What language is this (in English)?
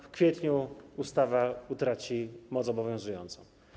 Polish